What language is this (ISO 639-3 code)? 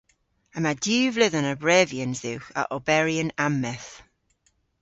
cor